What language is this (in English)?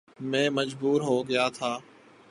Urdu